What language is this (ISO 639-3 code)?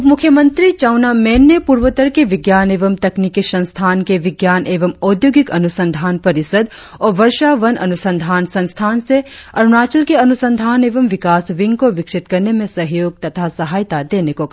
hin